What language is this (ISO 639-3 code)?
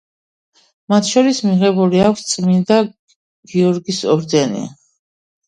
kat